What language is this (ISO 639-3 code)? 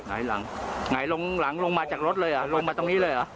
tha